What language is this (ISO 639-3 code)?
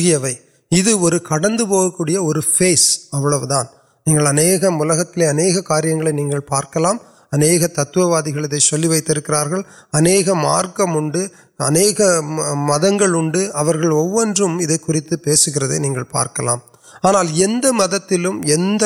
urd